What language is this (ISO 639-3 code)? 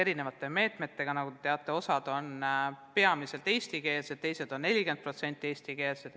est